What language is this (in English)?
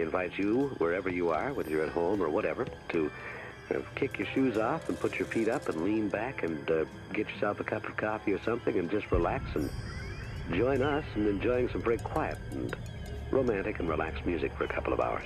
English